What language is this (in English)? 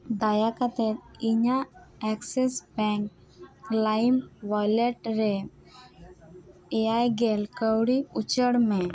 Santali